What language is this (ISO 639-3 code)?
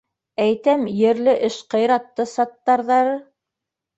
bak